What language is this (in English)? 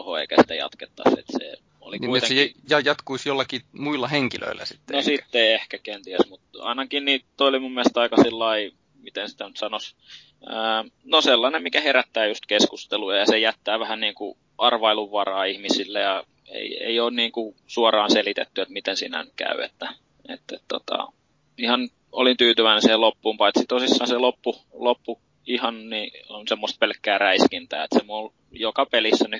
Finnish